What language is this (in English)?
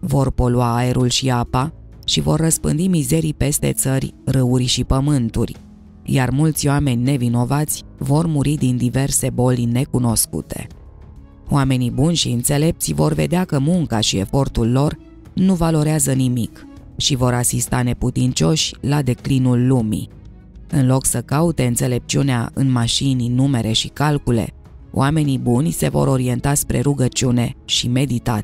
Romanian